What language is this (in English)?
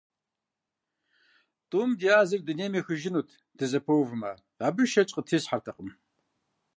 Kabardian